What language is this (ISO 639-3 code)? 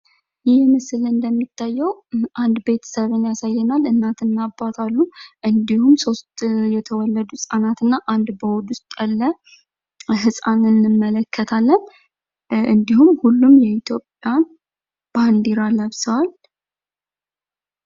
amh